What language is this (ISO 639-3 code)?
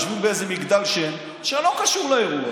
heb